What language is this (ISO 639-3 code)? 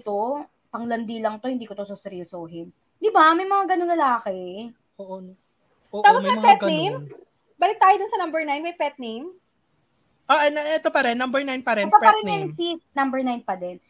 fil